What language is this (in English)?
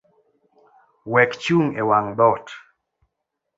Luo (Kenya and Tanzania)